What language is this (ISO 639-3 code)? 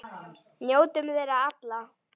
isl